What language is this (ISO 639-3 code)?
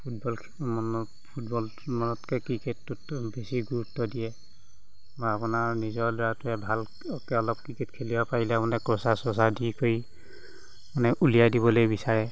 asm